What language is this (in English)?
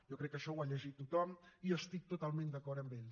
Catalan